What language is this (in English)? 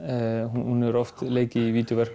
Icelandic